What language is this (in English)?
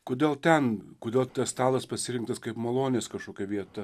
Lithuanian